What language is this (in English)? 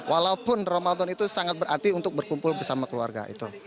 Indonesian